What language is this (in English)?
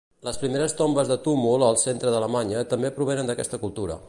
Catalan